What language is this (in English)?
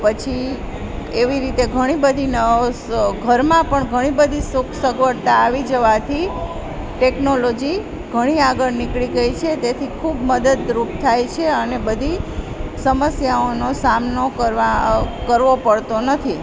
Gujarati